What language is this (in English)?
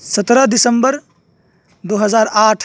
Urdu